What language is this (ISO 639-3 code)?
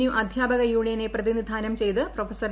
mal